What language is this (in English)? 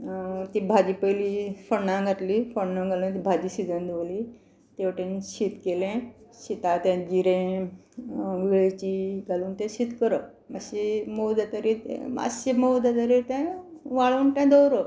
Konkani